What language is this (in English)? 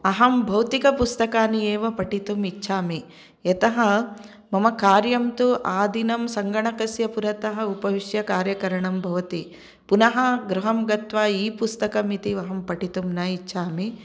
Sanskrit